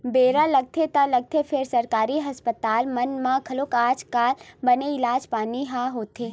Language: Chhattisgarhi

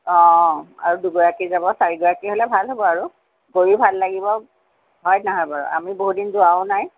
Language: Assamese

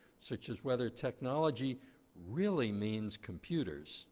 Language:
English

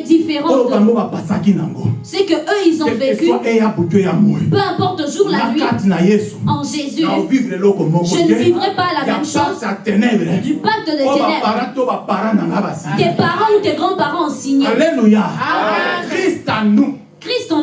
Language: French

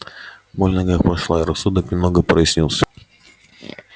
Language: Russian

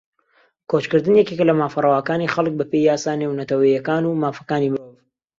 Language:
Central Kurdish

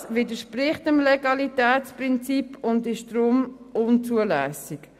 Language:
Swiss German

